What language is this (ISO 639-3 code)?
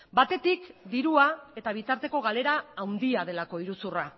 eus